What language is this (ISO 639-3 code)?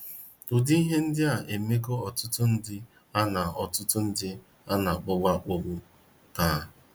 ibo